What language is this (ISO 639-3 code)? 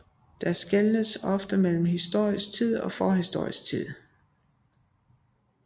dan